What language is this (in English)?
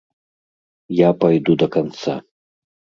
Belarusian